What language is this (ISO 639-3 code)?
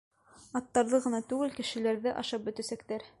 bak